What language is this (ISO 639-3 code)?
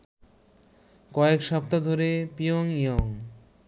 ben